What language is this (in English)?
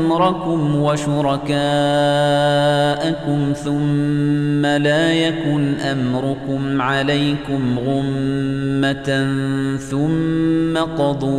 Arabic